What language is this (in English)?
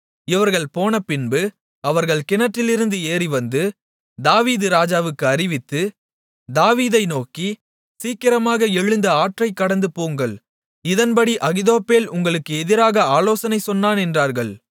Tamil